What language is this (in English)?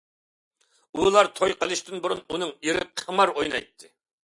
Uyghur